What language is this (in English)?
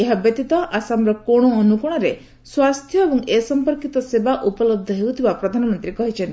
Odia